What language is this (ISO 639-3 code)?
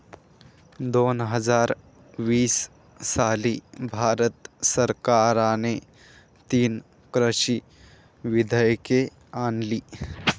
mar